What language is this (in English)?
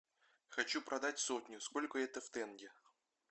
Russian